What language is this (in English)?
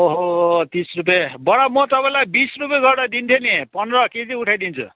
Nepali